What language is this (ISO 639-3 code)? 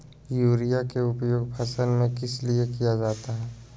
mag